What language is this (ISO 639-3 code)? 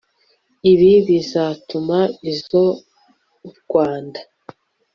kin